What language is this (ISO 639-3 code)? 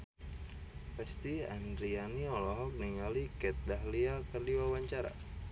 sun